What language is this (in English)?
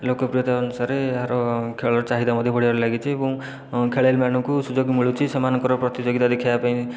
Odia